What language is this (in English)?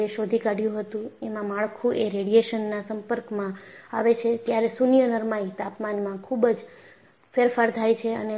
Gujarati